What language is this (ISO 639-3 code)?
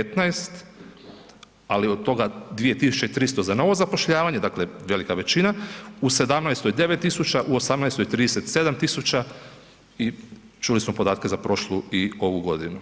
hrv